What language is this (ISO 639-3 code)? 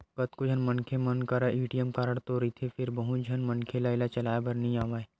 hne